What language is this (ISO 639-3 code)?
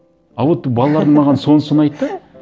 kaz